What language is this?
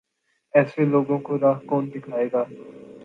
Urdu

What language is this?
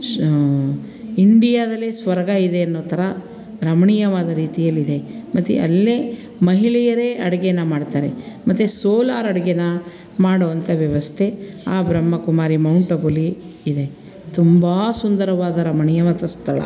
Kannada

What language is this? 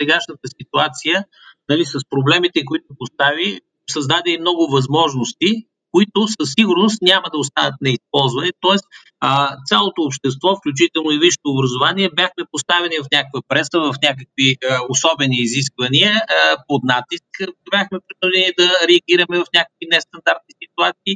Bulgarian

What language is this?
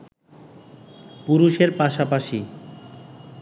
Bangla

